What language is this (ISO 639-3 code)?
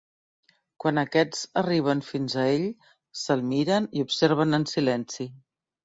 cat